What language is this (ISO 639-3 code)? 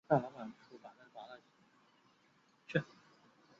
zho